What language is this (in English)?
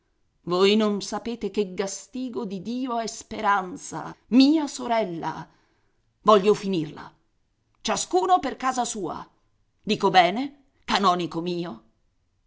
Italian